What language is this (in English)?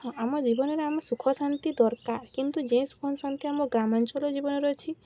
Odia